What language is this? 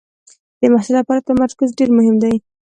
Pashto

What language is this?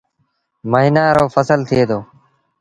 Sindhi Bhil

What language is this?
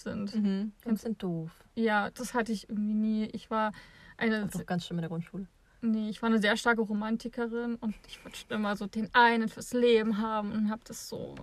German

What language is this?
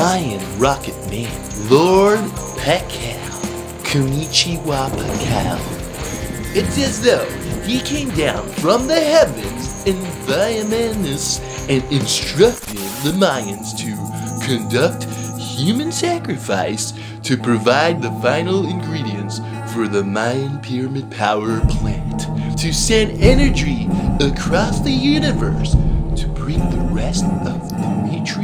English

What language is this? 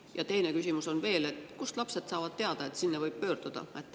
Estonian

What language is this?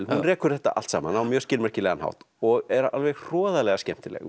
Icelandic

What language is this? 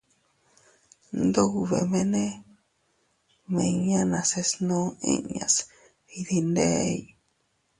Teutila Cuicatec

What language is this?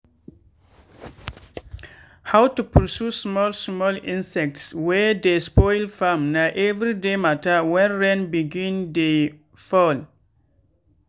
Nigerian Pidgin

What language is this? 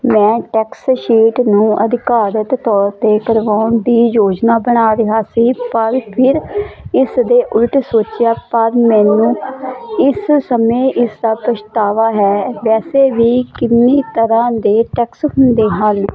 Punjabi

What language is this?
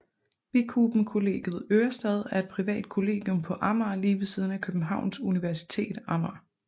Danish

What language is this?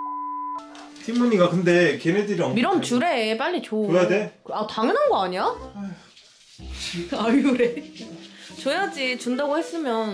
Korean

